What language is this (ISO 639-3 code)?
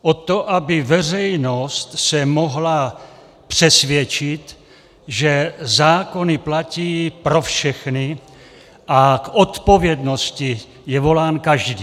ces